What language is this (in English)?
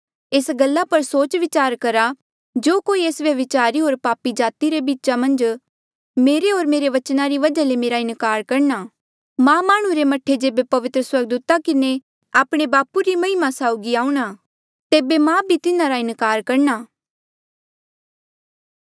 Mandeali